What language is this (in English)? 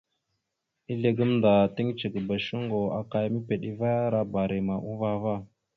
Mada (Cameroon)